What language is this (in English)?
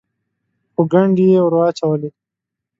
Pashto